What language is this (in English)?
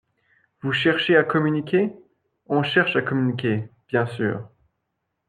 French